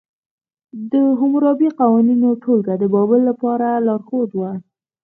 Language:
Pashto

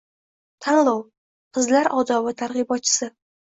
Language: Uzbek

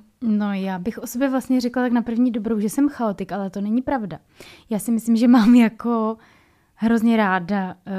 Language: Czech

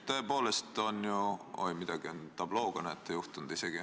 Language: Estonian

